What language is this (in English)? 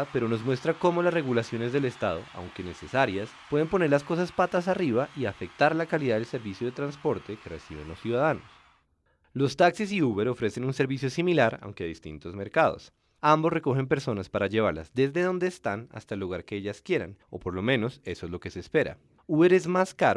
Spanish